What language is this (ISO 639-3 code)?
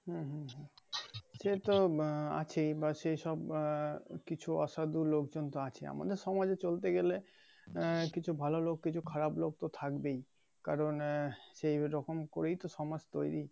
ben